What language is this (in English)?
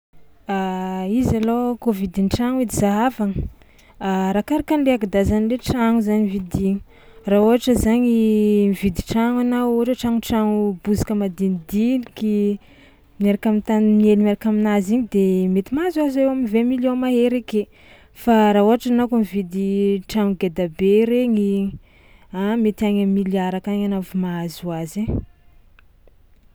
Tsimihety Malagasy